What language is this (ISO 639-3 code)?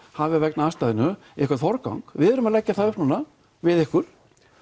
isl